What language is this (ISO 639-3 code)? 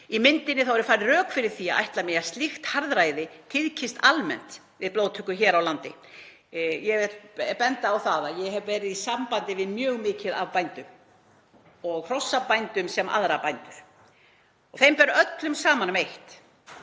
isl